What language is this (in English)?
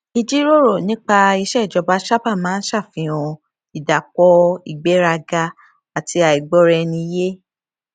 Yoruba